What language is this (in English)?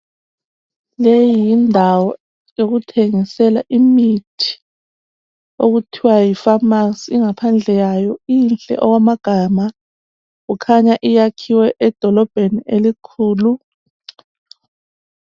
North Ndebele